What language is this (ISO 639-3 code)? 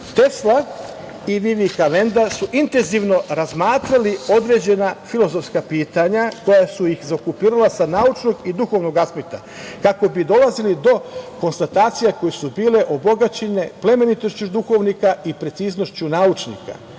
srp